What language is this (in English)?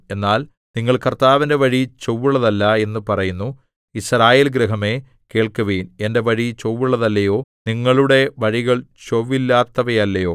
Malayalam